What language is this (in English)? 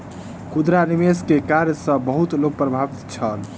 Maithili